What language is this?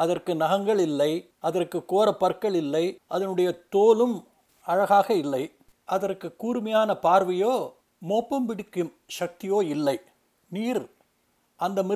Tamil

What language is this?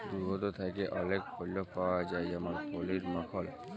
Bangla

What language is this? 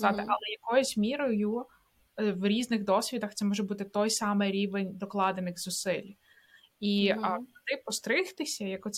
Ukrainian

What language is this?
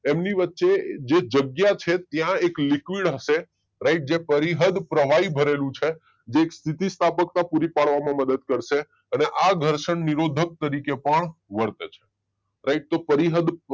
Gujarati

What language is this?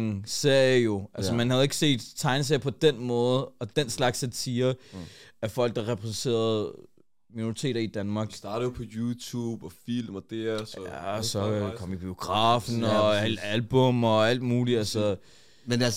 Danish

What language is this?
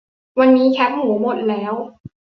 Thai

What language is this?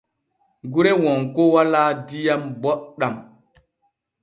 Borgu Fulfulde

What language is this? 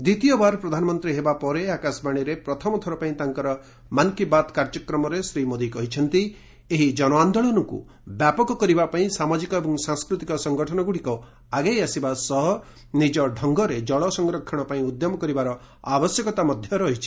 Odia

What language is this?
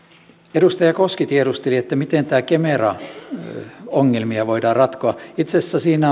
Finnish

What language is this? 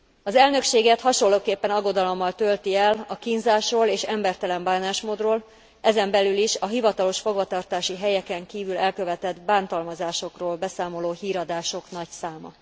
Hungarian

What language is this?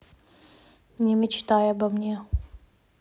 Russian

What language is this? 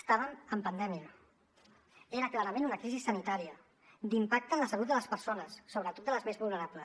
Catalan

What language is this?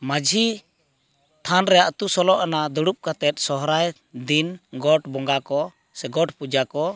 Santali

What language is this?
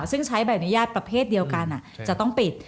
Thai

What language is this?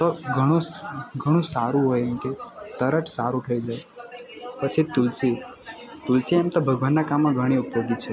Gujarati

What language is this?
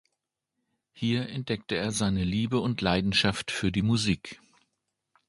German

